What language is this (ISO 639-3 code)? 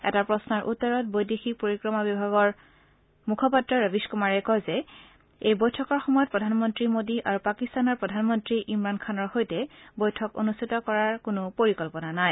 asm